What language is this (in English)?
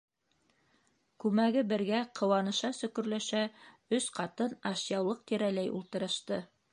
Bashkir